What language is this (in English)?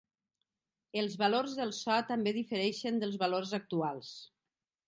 Catalan